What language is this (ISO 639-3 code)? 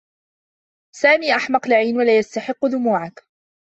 ara